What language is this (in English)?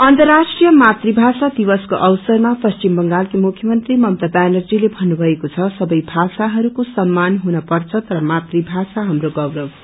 Nepali